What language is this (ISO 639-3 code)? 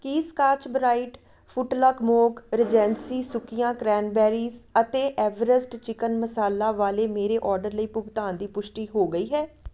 pan